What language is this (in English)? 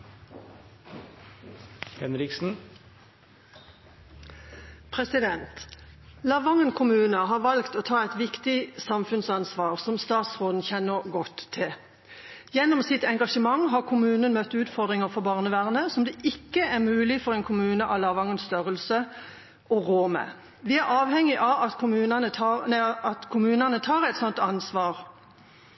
Norwegian Bokmål